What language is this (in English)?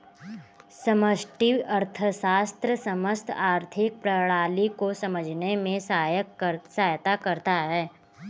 Hindi